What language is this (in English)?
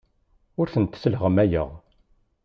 Kabyle